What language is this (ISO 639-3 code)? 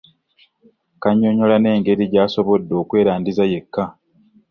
lug